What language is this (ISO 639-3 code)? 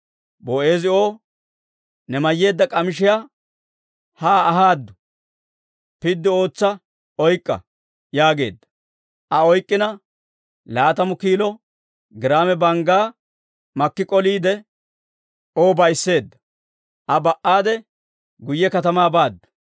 dwr